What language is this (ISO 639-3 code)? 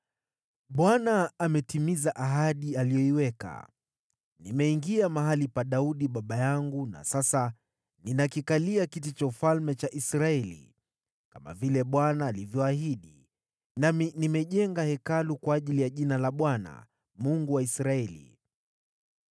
swa